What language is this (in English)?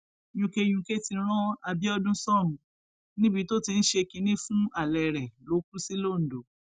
Yoruba